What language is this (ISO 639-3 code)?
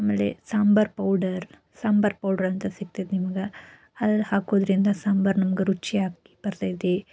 kan